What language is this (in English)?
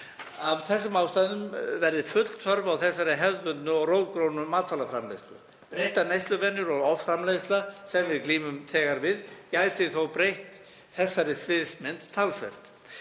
Icelandic